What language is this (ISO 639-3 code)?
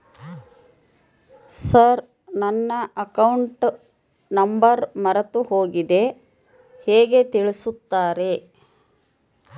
kan